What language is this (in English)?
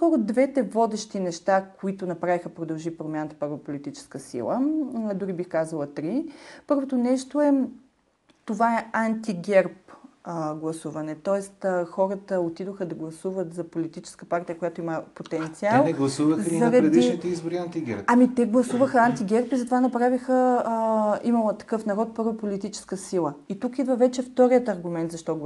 Bulgarian